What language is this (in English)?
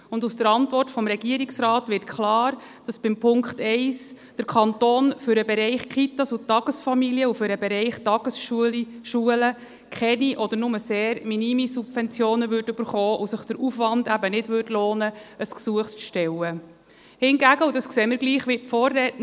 Swiss German